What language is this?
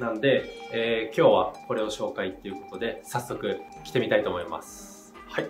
Japanese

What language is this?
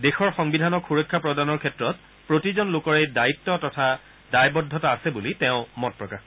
Assamese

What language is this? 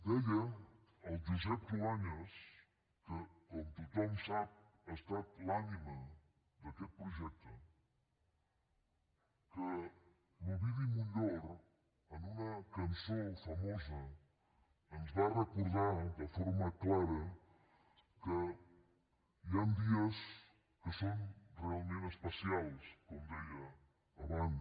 Catalan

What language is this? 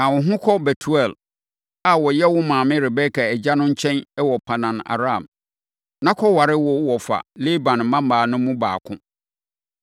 Akan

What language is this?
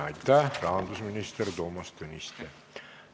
Estonian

